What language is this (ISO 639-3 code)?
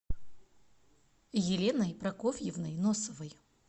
rus